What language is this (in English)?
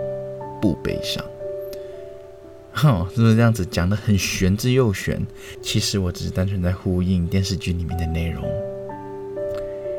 Chinese